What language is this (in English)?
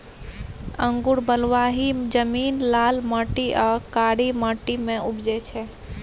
Maithili